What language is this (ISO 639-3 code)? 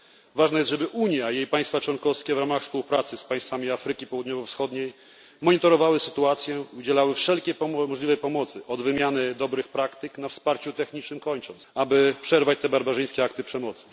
pol